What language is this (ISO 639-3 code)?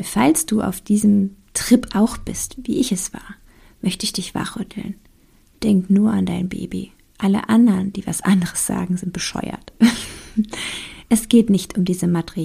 deu